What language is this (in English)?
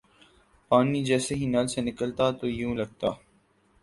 Urdu